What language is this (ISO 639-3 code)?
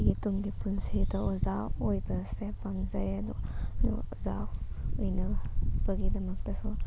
mni